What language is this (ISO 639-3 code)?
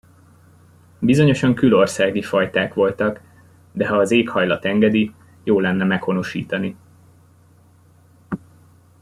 hun